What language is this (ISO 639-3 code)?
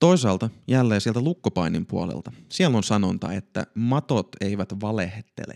fin